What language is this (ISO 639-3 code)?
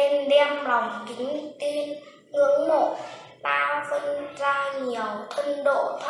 vie